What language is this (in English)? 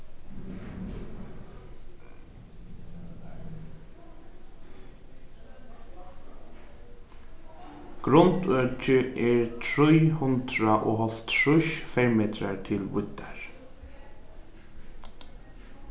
Faroese